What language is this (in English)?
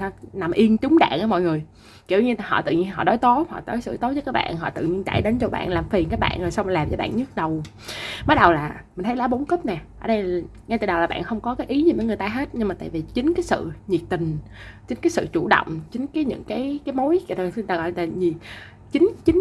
Vietnamese